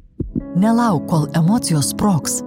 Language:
Lithuanian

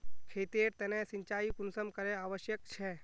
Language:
Magahi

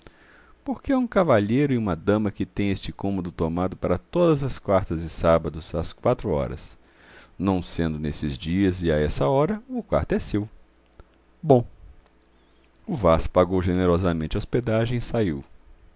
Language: Portuguese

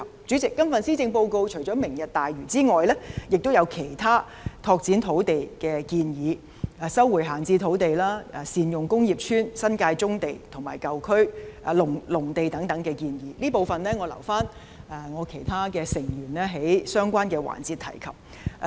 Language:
Cantonese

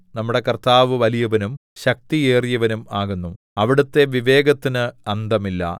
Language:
Malayalam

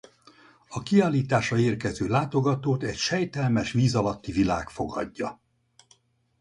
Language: Hungarian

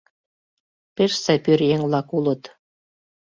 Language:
Mari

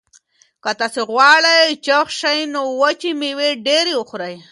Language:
Pashto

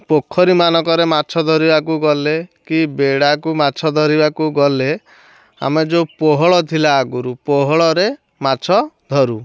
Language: Odia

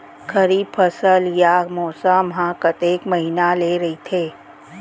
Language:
Chhattisgarhi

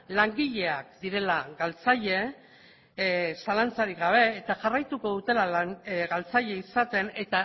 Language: Basque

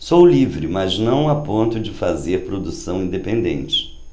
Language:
Portuguese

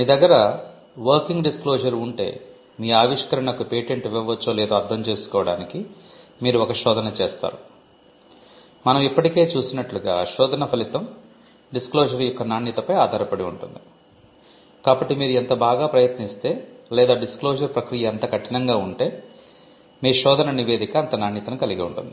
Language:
Telugu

